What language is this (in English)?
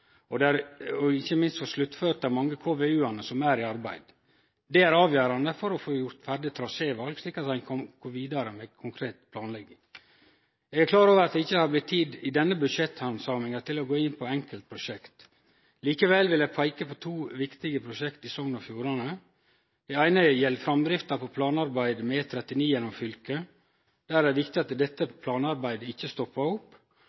Norwegian Nynorsk